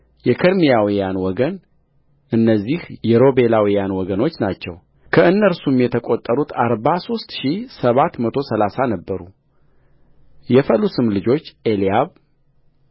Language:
Amharic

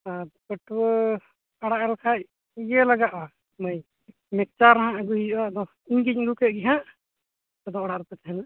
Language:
Santali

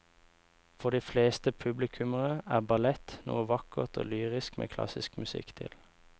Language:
Norwegian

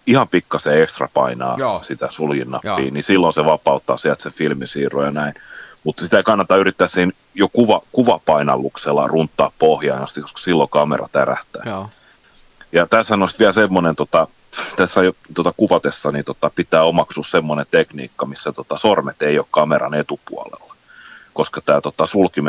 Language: Finnish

